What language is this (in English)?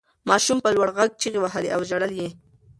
Pashto